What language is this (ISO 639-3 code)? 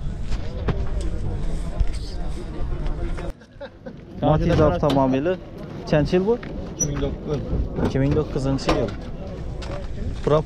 tur